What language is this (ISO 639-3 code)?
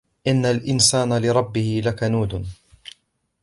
ara